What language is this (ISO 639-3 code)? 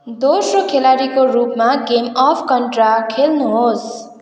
nep